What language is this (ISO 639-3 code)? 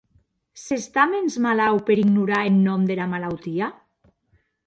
oci